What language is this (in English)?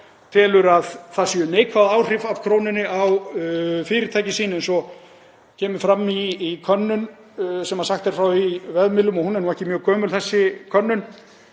Icelandic